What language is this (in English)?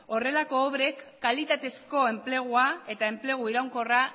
Basque